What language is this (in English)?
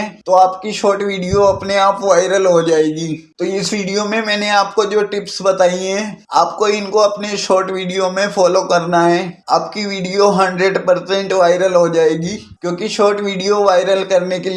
Hindi